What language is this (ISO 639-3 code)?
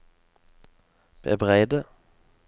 nor